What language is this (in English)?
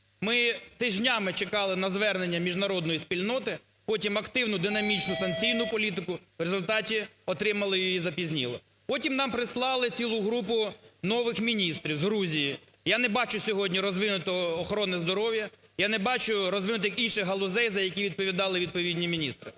Ukrainian